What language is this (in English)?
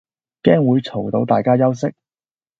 Cantonese